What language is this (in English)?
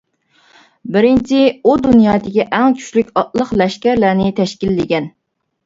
Uyghur